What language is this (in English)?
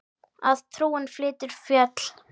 Icelandic